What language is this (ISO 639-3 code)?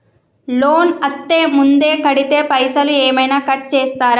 tel